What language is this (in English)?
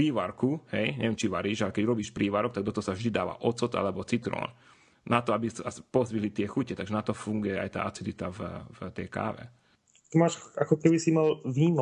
Slovak